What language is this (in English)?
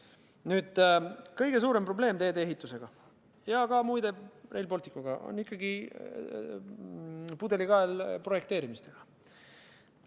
Estonian